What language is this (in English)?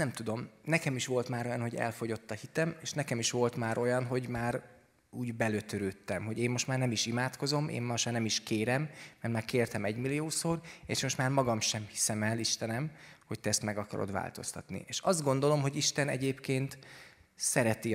Hungarian